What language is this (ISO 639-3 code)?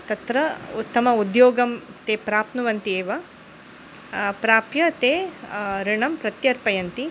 san